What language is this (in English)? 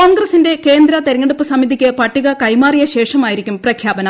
Malayalam